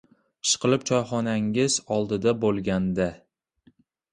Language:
Uzbek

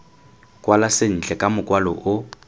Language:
Tswana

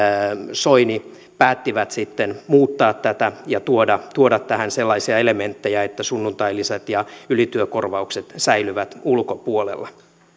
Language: Finnish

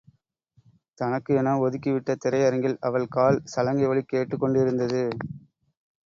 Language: Tamil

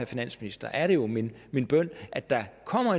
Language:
Danish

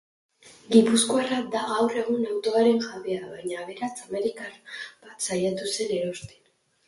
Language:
Basque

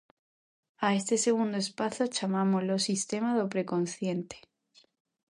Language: Galician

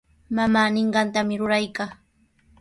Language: Sihuas Ancash Quechua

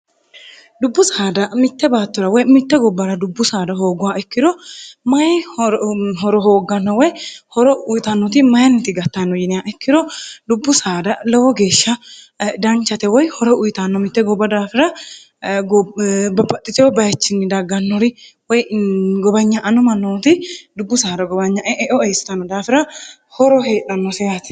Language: Sidamo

